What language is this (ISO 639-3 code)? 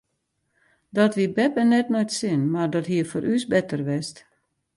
fry